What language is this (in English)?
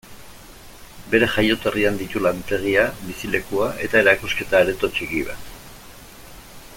Basque